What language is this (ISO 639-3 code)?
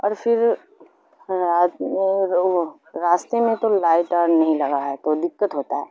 urd